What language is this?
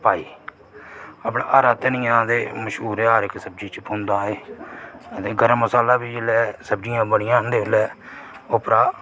Dogri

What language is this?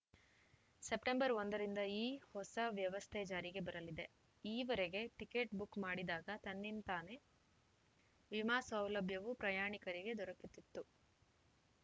Kannada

